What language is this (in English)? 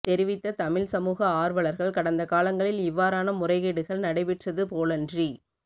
Tamil